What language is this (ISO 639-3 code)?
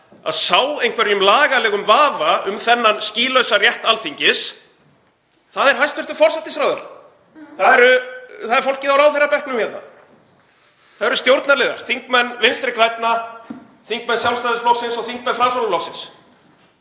isl